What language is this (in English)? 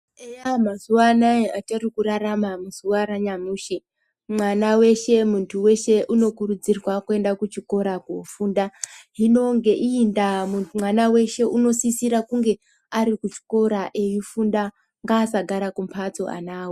Ndau